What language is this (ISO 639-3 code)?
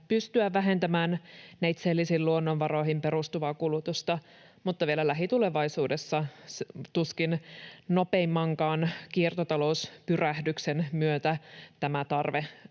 fin